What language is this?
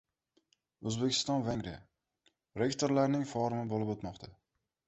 Uzbek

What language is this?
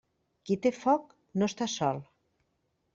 Catalan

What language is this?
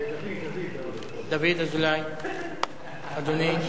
Hebrew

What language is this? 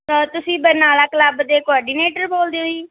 Punjabi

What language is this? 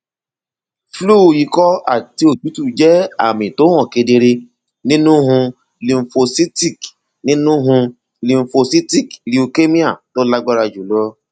Yoruba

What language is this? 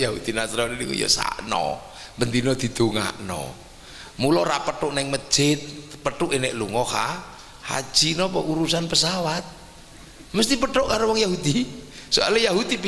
Indonesian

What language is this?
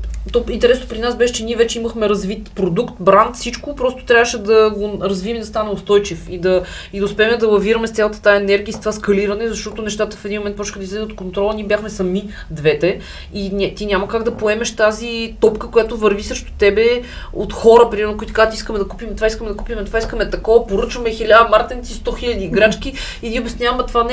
Bulgarian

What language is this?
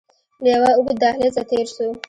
Pashto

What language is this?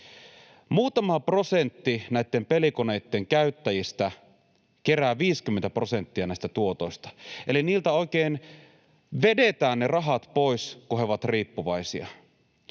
Finnish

